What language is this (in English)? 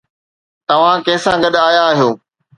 Sindhi